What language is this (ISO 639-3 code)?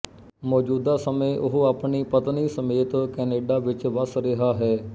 pan